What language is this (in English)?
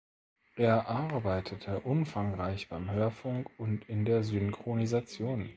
German